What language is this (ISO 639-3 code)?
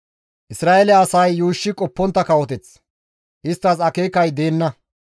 gmv